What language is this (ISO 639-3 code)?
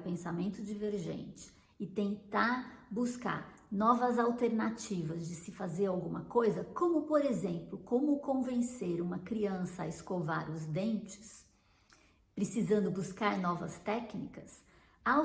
por